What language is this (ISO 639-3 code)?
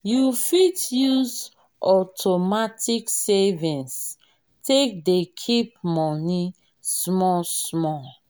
pcm